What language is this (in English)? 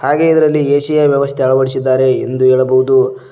Kannada